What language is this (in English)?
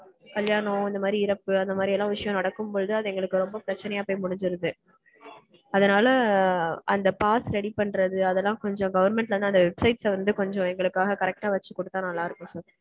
Tamil